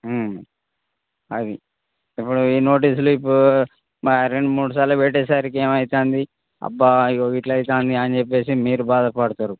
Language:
Telugu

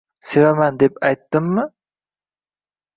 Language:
Uzbek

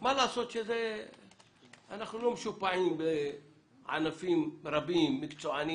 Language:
Hebrew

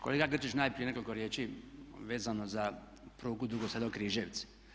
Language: Croatian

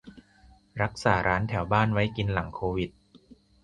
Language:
Thai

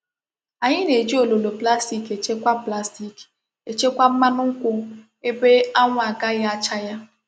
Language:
Igbo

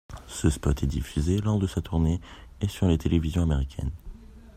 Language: French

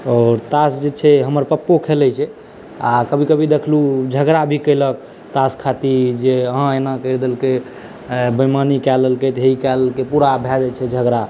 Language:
Maithili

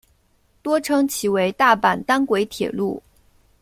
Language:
Chinese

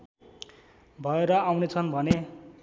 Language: Nepali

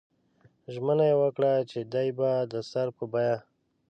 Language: Pashto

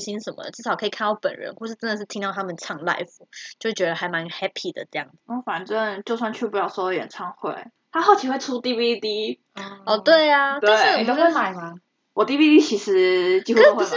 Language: Chinese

